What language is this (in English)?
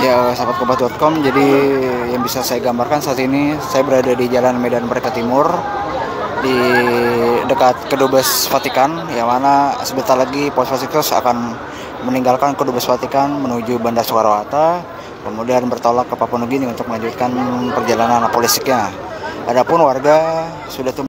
Indonesian